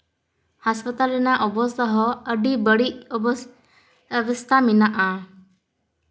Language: Santali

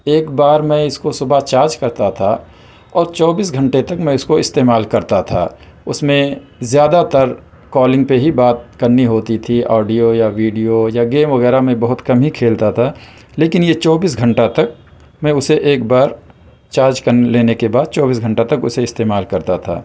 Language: Urdu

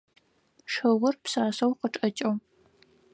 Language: Adyghe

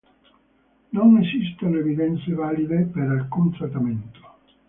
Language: Italian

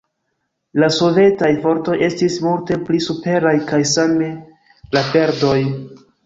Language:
Esperanto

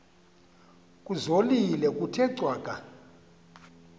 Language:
Xhosa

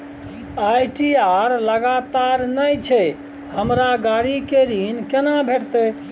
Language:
Maithili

